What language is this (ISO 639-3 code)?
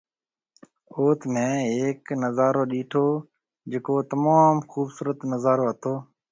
mve